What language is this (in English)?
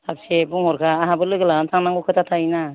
Bodo